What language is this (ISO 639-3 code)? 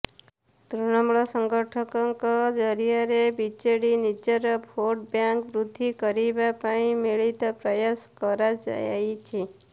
ori